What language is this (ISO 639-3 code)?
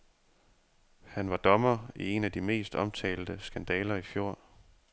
dan